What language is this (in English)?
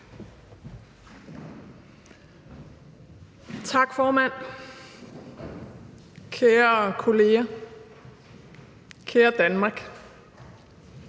Danish